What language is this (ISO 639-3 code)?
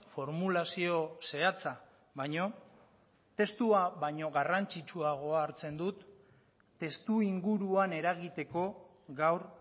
eus